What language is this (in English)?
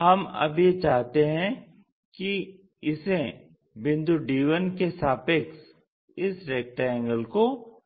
Hindi